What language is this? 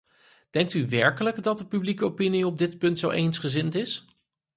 Dutch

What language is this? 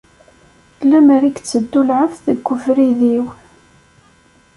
Kabyle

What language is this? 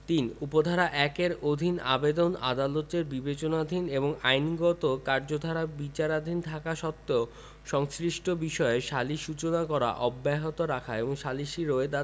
Bangla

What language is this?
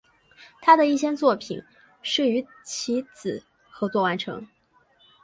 Chinese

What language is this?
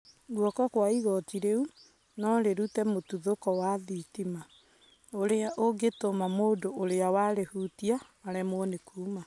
Kikuyu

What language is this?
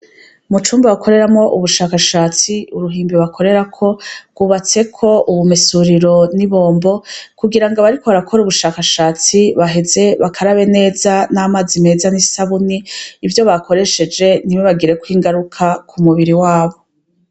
Rundi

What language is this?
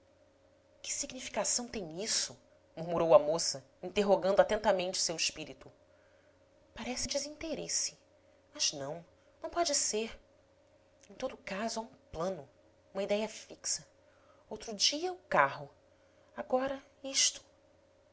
Portuguese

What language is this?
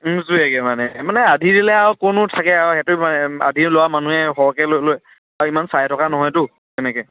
Assamese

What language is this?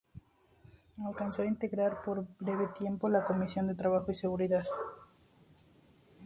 Spanish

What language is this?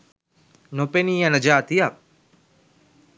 Sinhala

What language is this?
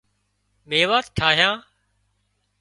Wadiyara Koli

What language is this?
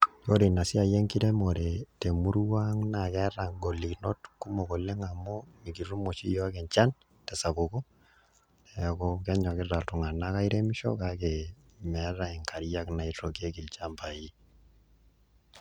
Masai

